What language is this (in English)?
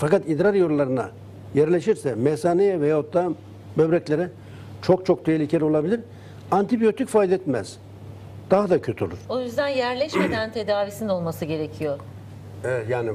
Turkish